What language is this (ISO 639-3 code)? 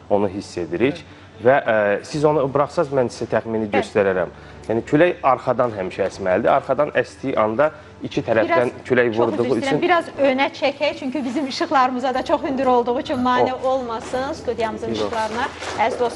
tur